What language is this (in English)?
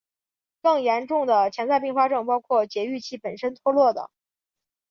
Chinese